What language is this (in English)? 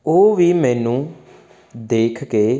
Punjabi